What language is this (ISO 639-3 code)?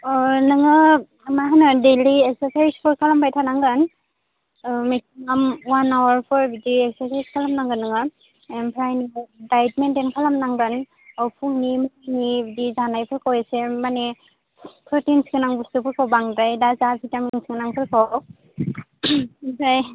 brx